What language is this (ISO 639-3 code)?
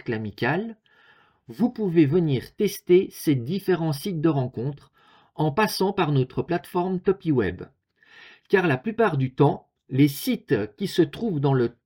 fra